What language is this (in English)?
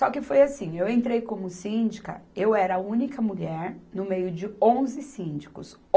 Portuguese